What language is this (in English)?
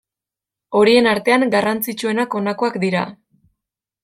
Basque